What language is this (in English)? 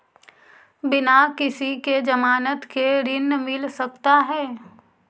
Magahi